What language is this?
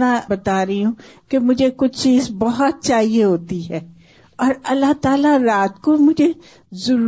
Urdu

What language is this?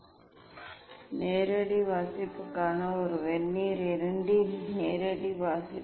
Tamil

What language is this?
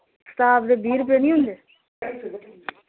Dogri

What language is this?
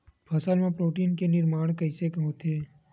Chhattisgarhi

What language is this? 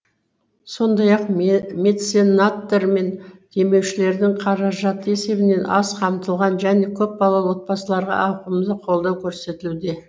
Kazakh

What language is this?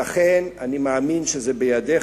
Hebrew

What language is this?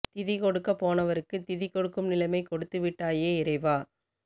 Tamil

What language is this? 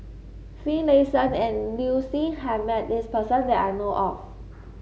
English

